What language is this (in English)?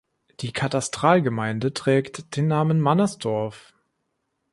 German